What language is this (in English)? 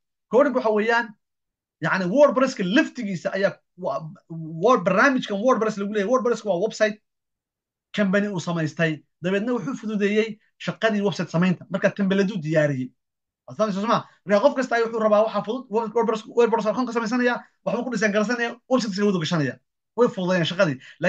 Arabic